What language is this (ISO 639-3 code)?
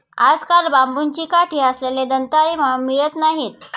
mar